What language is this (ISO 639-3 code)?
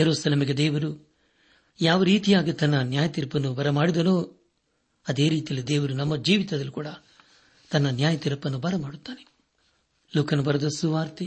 kan